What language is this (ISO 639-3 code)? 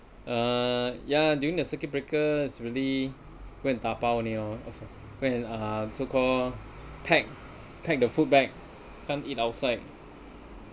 eng